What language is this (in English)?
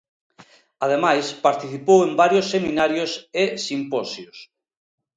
Galician